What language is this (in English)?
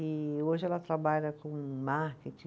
Portuguese